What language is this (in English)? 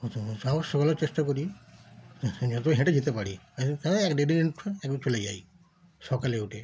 Bangla